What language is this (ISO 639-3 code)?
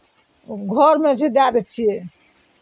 mai